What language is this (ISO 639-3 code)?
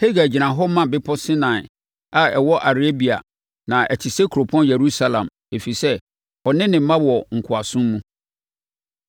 aka